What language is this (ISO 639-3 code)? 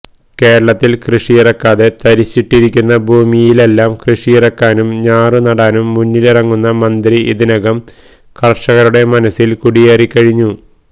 mal